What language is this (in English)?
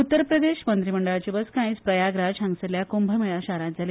Konkani